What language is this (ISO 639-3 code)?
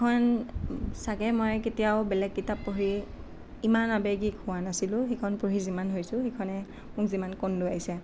asm